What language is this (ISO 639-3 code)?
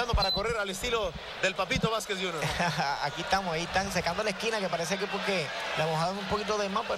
spa